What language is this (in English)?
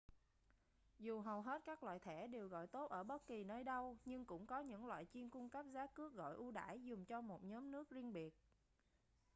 Vietnamese